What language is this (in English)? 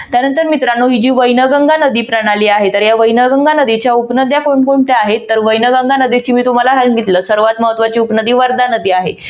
Marathi